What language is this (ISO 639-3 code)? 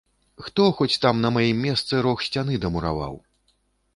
bel